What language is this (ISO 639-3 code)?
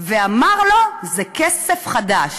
heb